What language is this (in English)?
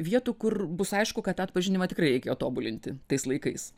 Lithuanian